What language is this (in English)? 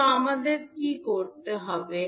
Bangla